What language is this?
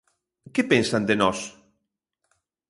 Galician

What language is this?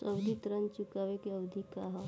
Bhojpuri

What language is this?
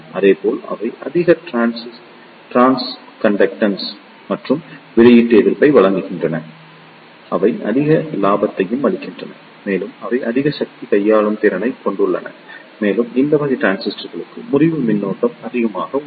Tamil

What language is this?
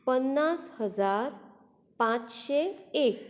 Konkani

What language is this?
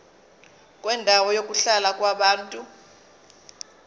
Zulu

